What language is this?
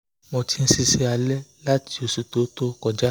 Yoruba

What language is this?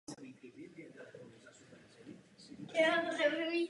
Czech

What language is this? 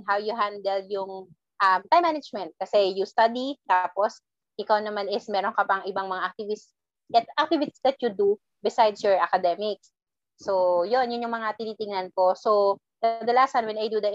Filipino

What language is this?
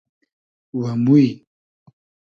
Hazaragi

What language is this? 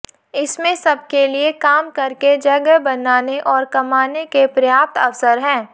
Hindi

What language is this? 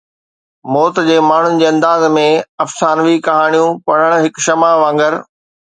Sindhi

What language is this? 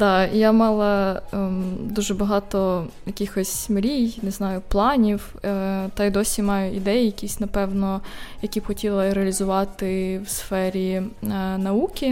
Ukrainian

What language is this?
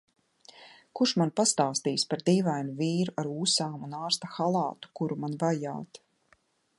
Latvian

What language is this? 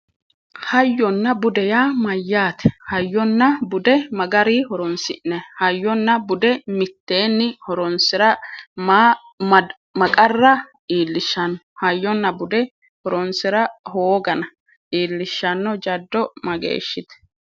Sidamo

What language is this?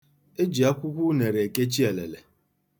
Igbo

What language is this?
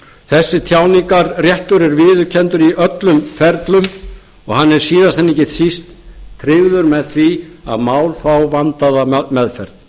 Icelandic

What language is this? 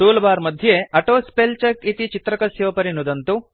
Sanskrit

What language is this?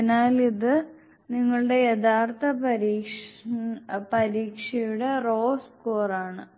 Malayalam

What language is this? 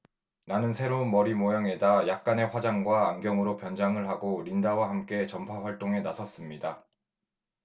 Korean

